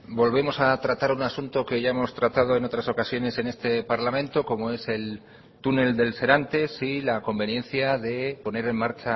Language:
Spanish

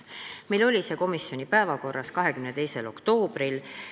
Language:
Estonian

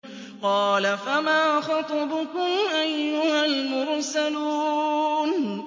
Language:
Arabic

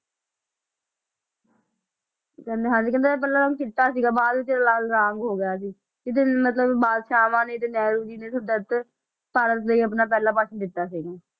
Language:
Punjabi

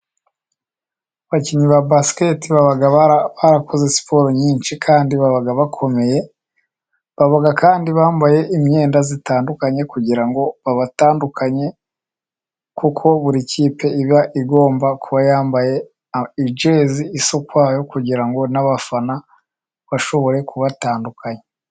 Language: Kinyarwanda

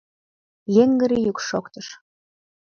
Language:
Mari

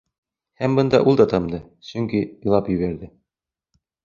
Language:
Bashkir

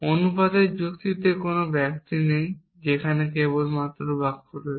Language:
Bangla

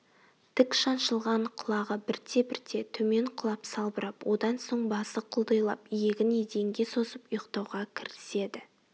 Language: Kazakh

